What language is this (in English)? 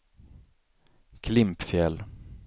Swedish